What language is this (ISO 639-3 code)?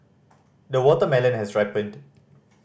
eng